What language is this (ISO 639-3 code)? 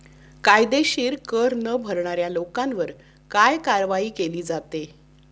mar